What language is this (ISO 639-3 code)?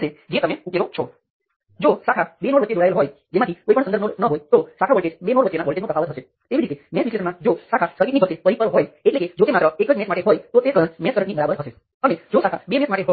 guj